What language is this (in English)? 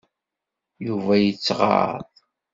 Kabyle